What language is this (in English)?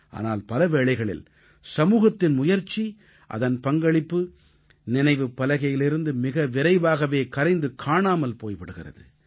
Tamil